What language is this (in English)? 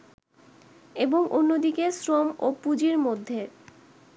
Bangla